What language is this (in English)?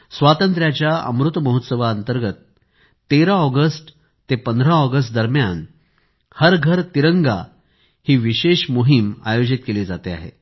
Marathi